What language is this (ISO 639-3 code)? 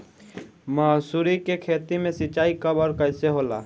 bho